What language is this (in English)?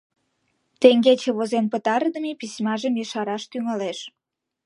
Mari